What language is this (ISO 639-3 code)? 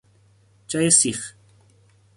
fas